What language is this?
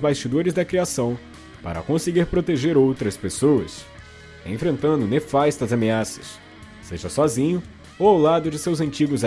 Portuguese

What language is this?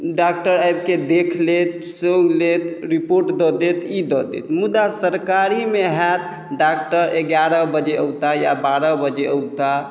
Maithili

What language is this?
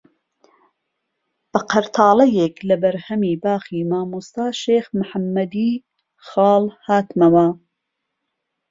Central Kurdish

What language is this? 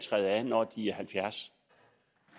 Danish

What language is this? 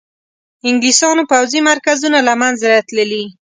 Pashto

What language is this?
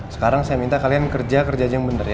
Indonesian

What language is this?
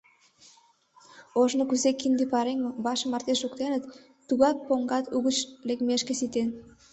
Mari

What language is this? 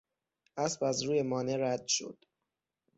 Persian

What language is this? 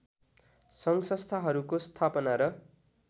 Nepali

